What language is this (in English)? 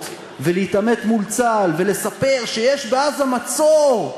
Hebrew